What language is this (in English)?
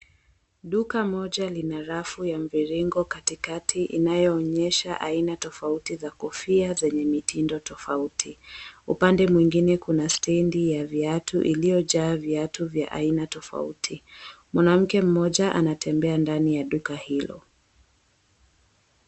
Swahili